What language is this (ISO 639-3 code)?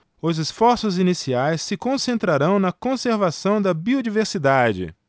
por